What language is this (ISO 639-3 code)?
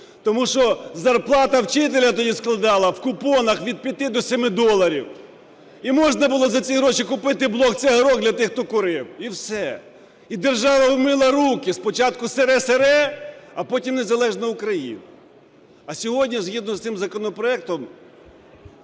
ukr